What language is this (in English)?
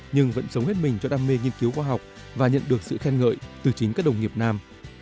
Vietnamese